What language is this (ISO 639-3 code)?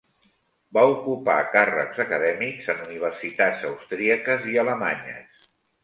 cat